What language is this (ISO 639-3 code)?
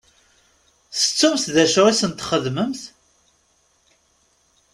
kab